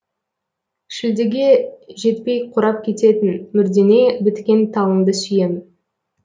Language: Kazakh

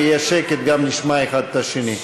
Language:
Hebrew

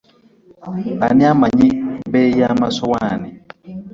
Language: Ganda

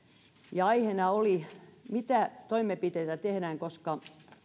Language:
Finnish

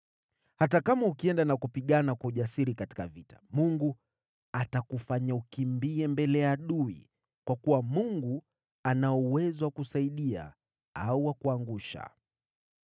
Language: Swahili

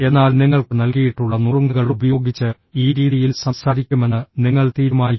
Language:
Malayalam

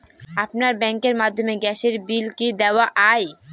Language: Bangla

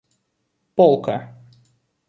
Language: Russian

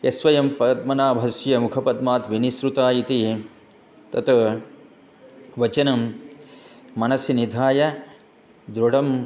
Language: Sanskrit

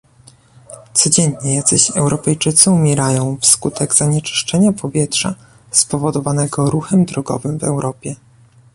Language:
Polish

